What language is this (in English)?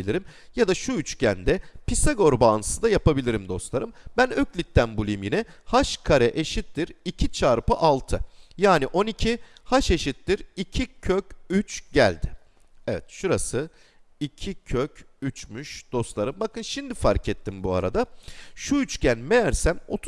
Turkish